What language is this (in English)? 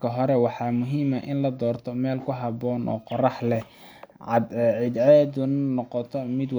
Somali